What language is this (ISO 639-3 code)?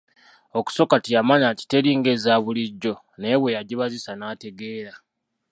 lug